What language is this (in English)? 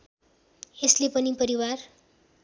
Nepali